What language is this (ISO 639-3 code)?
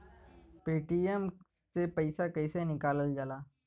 bho